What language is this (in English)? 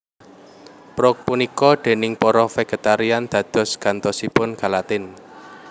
Javanese